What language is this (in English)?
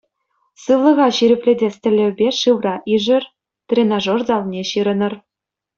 Chuvash